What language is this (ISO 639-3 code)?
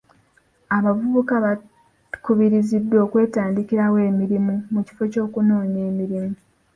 lug